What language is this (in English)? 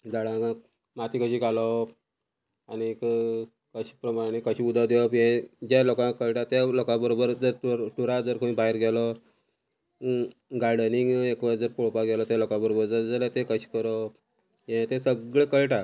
Konkani